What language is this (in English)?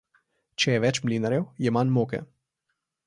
Slovenian